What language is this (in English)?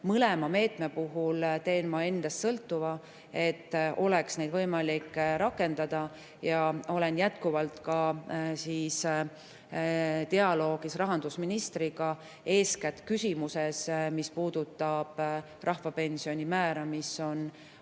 Estonian